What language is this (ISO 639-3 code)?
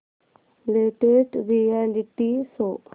mar